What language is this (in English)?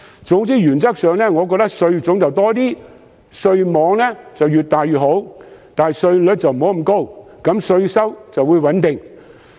Cantonese